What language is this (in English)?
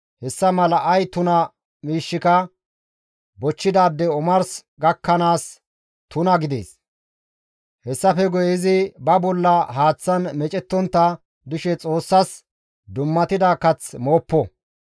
Gamo